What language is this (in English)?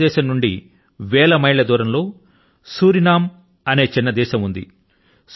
Telugu